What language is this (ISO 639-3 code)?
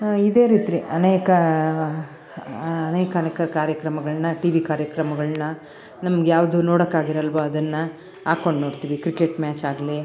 kan